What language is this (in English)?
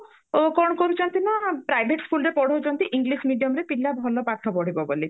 Odia